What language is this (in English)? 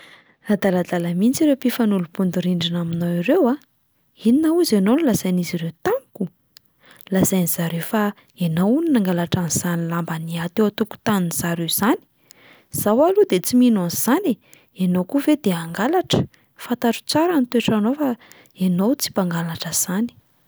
Malagasy